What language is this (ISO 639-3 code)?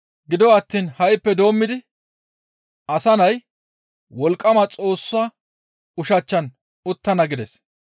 gmv